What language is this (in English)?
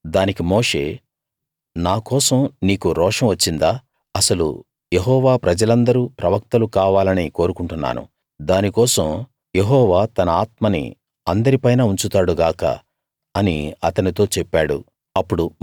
Telugu